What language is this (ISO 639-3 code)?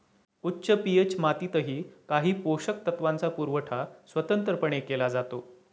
mar